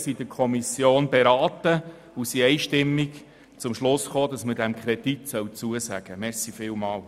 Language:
Swiss German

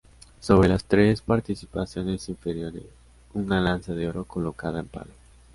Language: Spanish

